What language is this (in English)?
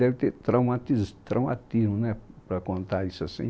Portuguese